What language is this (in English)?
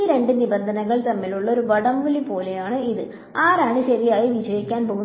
Malayalam